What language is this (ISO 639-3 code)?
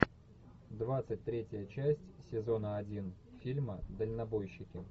rus